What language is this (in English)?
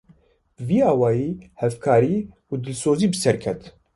Kurdish